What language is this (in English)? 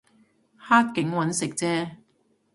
Cantonese